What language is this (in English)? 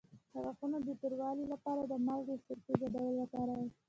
Pashto